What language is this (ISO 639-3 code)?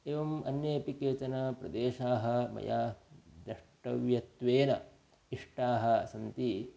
san